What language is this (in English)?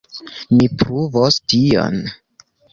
Esperanto